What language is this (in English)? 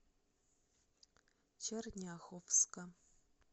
Russian